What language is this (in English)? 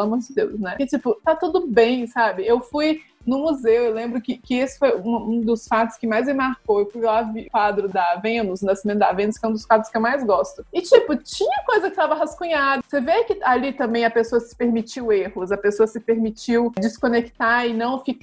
Portuguese